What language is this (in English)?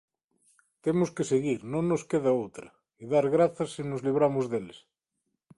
Galician